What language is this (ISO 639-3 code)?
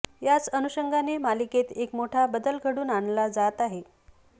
mar